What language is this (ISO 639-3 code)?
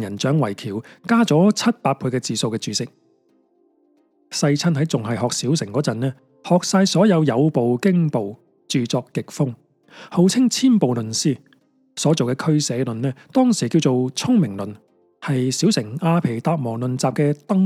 zho